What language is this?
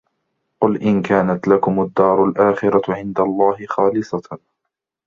Arabic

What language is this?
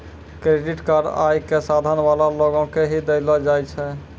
Maithili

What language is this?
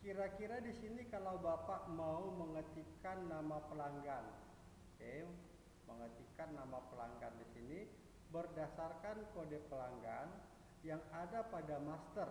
Indonesian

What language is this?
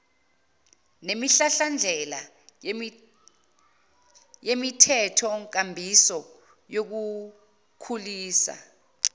Zulu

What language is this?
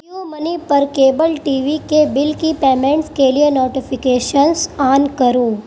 Urdu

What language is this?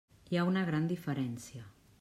Catalan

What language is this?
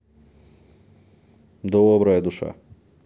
Russian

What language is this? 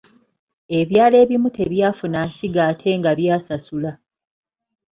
Ganda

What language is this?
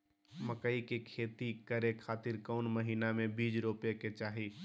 Magahi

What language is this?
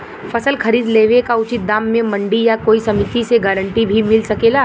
Bhojpuri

